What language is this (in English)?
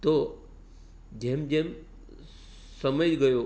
Gujarati